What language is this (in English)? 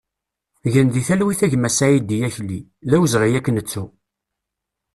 Kabyle